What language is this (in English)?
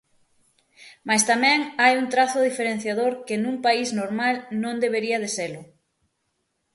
Galician